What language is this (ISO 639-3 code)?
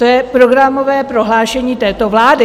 ces